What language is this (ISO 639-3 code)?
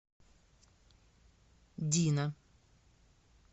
rus